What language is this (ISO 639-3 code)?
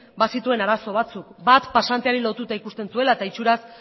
eus